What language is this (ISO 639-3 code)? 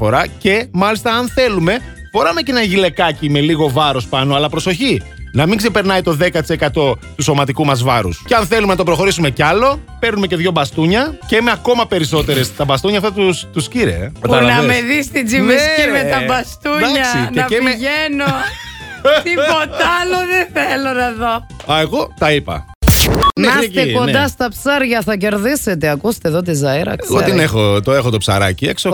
ell